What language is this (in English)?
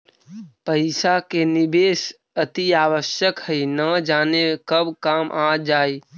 Magahi